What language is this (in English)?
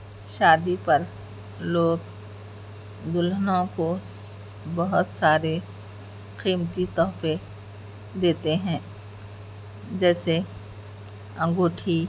Urdu